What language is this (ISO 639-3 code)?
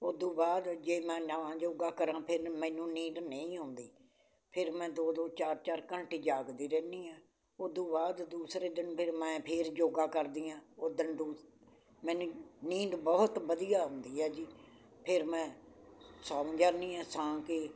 pan